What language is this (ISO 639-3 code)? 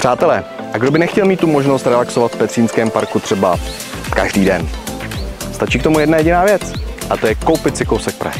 ces